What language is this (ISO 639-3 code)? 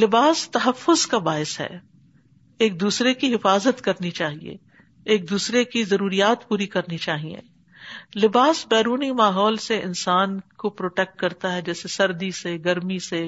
urd